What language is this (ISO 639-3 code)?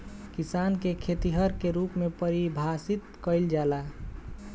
bho